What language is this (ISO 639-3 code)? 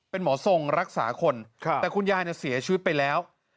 tha